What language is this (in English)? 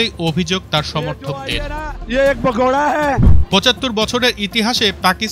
Indonesian